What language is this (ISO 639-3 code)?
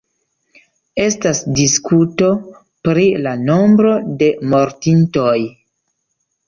epo